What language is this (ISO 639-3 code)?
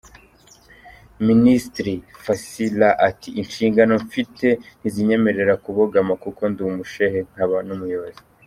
kin